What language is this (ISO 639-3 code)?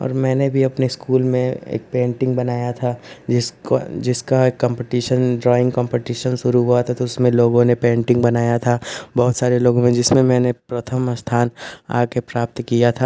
hin